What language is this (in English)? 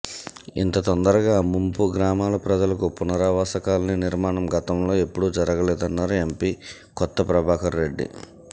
Telugu